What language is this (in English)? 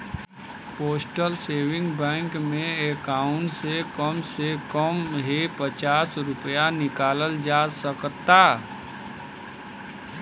Bhojpuri